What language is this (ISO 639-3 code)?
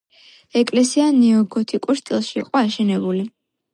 kat